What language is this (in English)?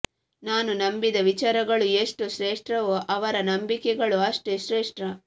Kannada